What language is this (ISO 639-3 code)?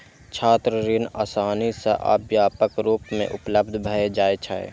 mai